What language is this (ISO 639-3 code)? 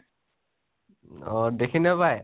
asm